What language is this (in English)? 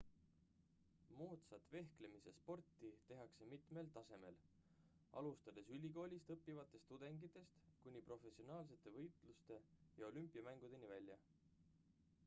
Estonian